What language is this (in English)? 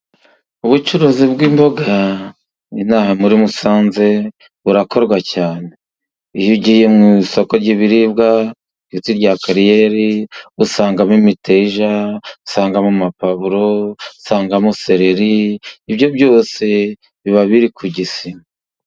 Kinyarwanda